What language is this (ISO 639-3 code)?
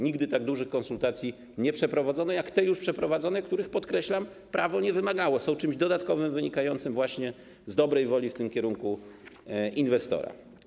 pol